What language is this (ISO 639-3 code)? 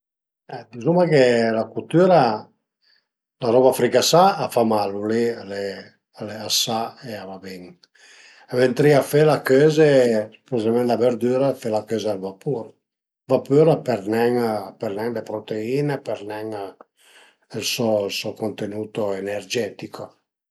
pms